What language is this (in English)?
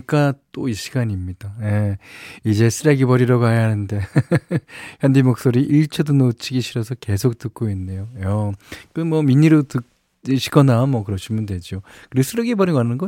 Korean